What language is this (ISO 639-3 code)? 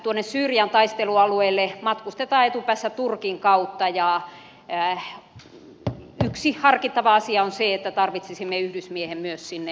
fin